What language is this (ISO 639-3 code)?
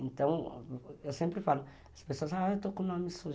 por